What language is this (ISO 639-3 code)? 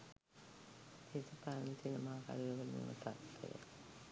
sin